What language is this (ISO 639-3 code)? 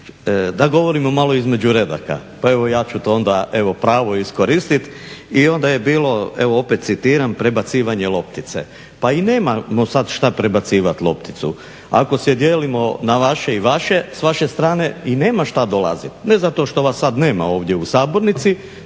hrv